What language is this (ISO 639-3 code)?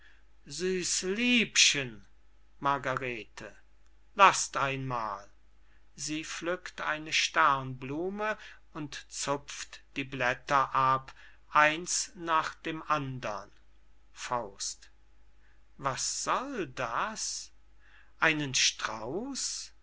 deu